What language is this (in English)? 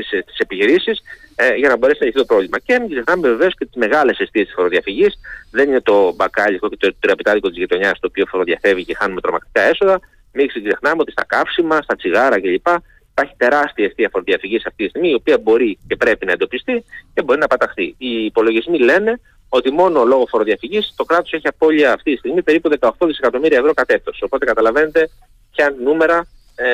Greek